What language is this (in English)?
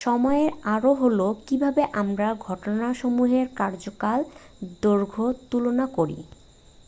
Bangla